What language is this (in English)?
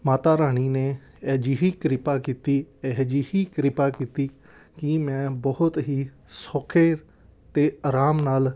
Punjabi